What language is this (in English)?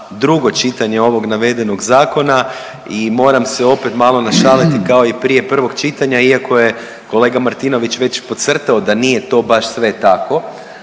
Croatian